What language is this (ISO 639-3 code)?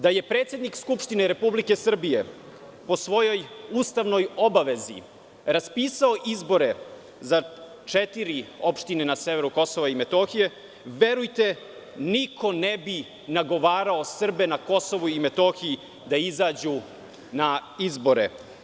srp